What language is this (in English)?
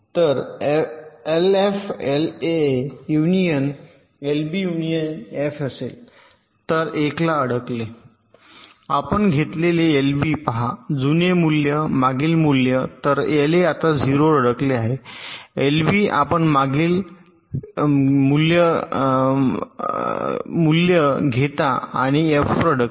Marathi